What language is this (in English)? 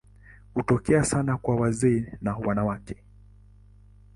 Swahili